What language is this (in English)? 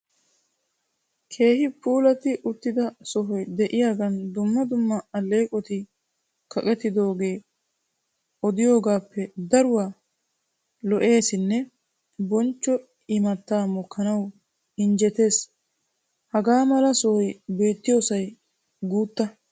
Wolaytta